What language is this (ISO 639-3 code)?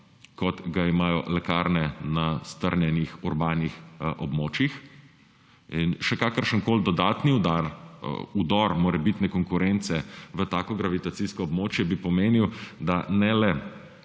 slv